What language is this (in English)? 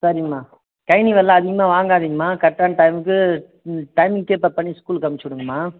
Tamil